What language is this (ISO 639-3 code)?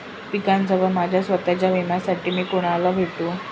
mar